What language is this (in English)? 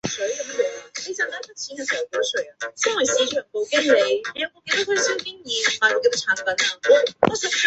Chinese